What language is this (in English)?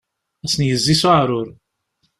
Kabyle